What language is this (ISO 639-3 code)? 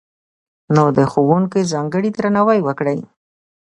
pus